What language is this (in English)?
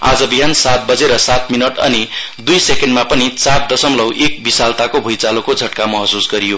Nepali